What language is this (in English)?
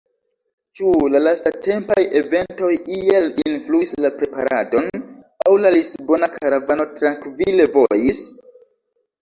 Esperanto